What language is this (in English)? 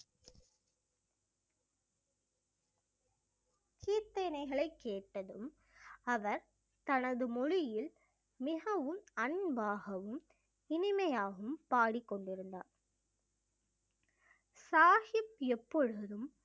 Tamil